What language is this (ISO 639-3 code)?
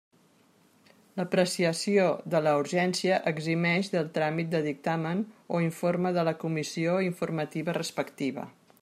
cat